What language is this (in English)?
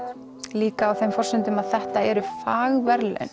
Icelandic